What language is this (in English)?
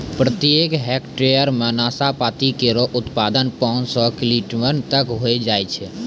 Maithili